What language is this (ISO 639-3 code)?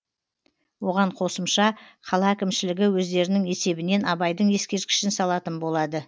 kaz